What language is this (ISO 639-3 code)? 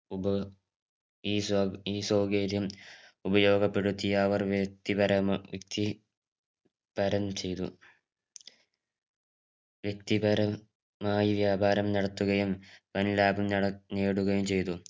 mal